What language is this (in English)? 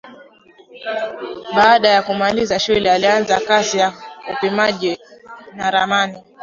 Swahili